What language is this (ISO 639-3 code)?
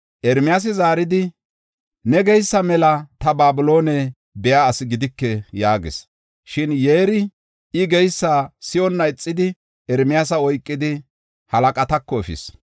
gof